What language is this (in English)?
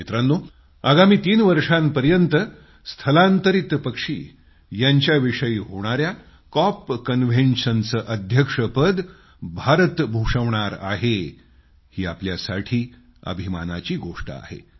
Marathi